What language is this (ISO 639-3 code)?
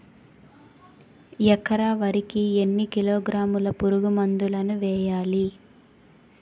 tel